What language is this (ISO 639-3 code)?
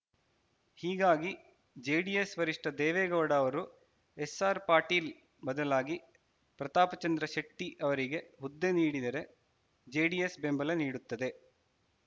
kan